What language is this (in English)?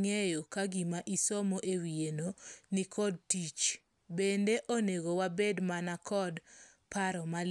Luo (Kenya and Tanzania)